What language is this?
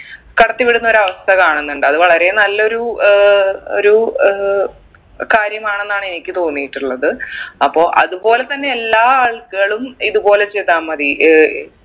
Malayalam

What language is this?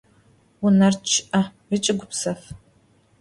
Adyghe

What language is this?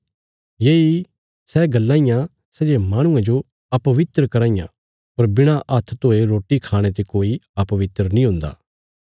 Bilaspuri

